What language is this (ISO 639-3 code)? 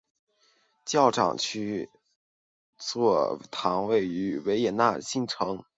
zho